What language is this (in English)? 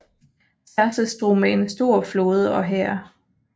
Danish